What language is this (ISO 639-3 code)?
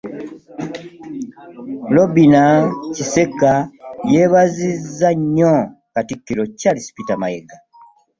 lug